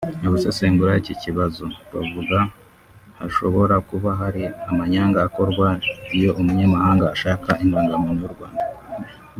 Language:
Kinyarwanda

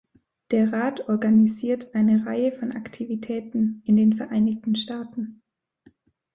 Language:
German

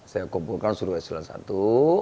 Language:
Indonesian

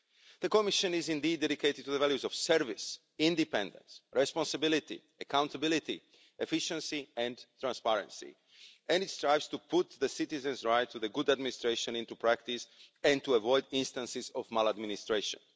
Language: English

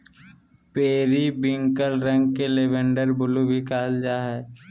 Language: Magahi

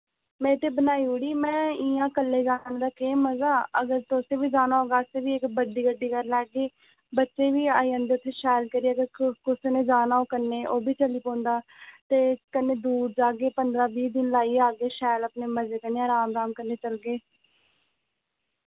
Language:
Dogri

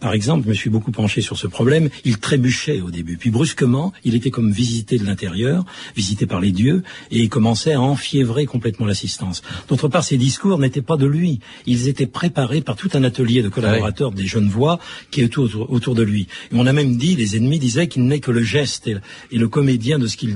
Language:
French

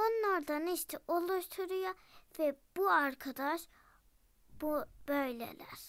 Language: Turkish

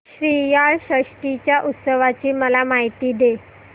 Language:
Marathi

